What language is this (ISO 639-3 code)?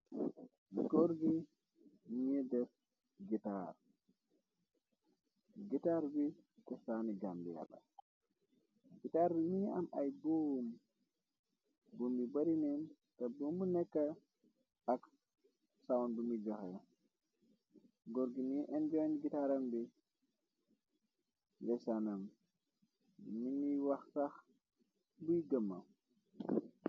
wol